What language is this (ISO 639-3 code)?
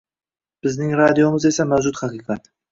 uzb